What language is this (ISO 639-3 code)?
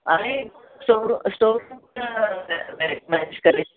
mar